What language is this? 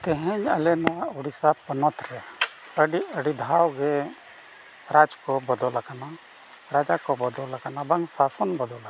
Santali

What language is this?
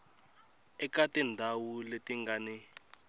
Tsonga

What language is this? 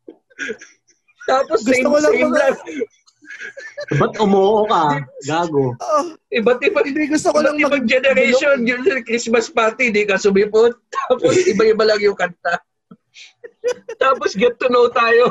Filipino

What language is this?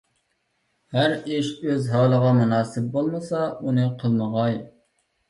Uyghur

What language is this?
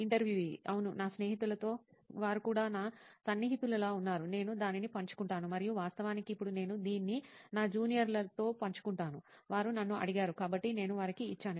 Telugu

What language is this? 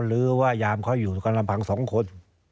Thai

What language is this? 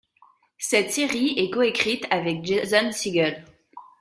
French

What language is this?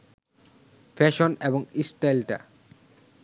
Bangla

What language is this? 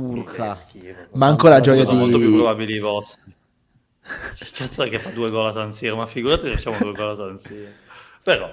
Italian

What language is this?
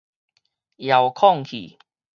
Min Nan Chinese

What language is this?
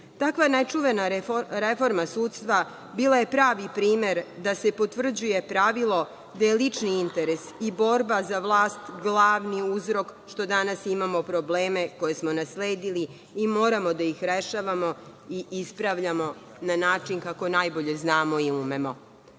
Serbian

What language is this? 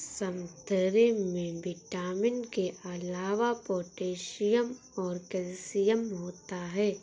Hindi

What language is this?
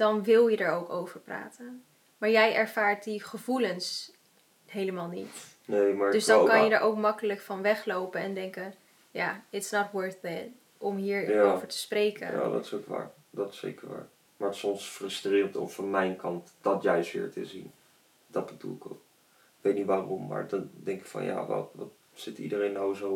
Dutch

